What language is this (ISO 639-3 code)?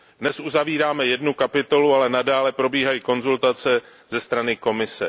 ces